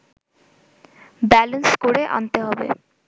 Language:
Bangla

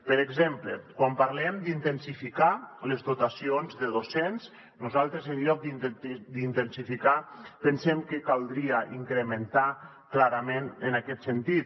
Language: Catalan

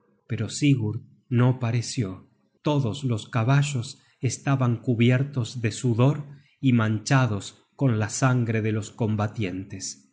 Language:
Spanish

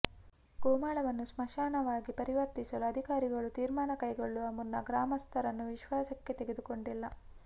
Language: Kannada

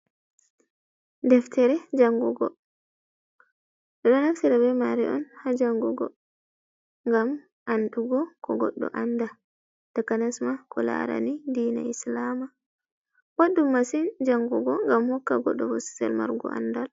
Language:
Fula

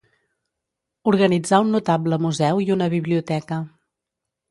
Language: Catalan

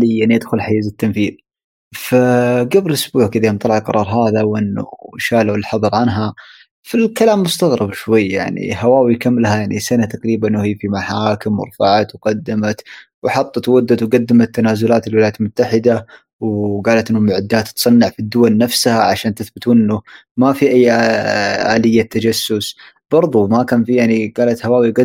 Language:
Arabic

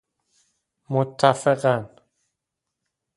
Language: Persian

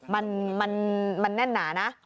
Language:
Thai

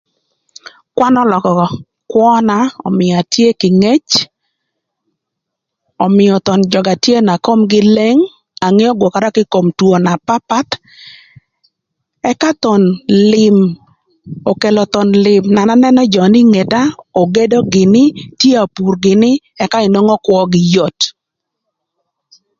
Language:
Thur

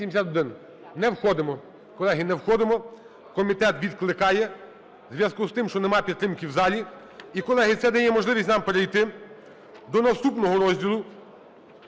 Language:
Ukrainian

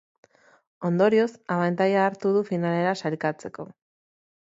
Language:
Basque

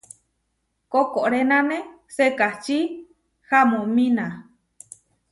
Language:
Huarijio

